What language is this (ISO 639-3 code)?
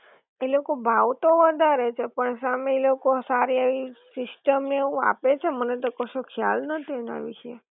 guj